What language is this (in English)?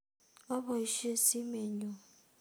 Kalenjin